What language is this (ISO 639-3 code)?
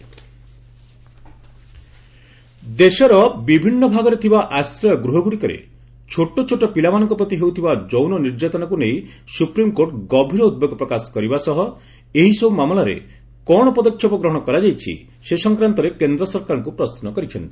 ori